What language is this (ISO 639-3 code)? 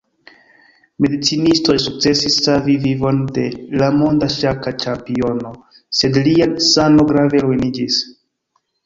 epo